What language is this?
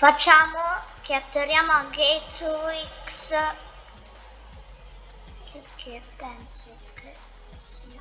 Italian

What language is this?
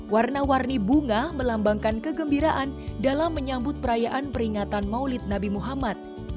Indonesian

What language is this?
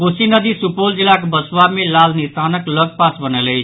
Maithili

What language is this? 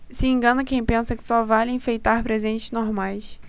Portuguese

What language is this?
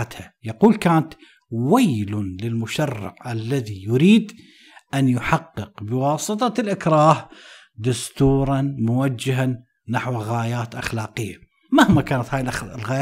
Arabic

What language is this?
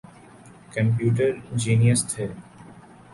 Urdu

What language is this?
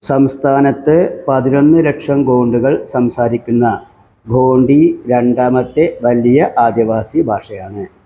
Malayalam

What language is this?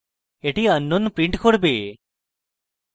Bangla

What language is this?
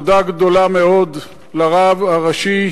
Hebrew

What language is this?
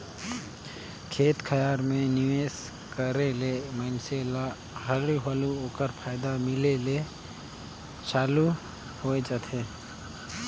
Chhattisgarhi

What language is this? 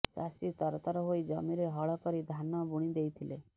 Odia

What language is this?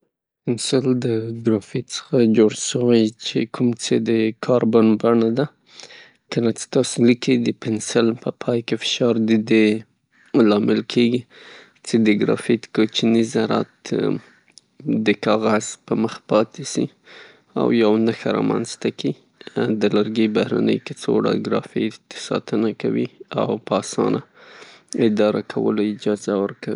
Pashto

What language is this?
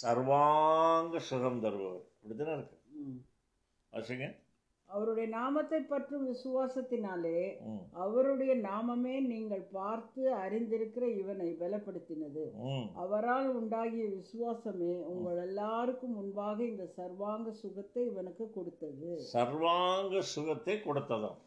Tamil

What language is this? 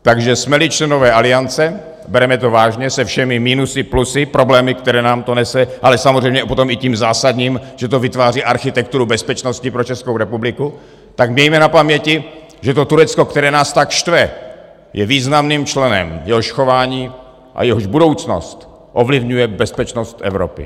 Czech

